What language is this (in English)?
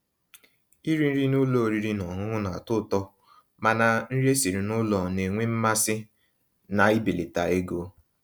Igbo